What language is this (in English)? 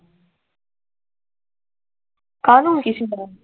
Punjabi